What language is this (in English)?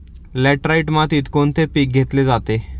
Marathi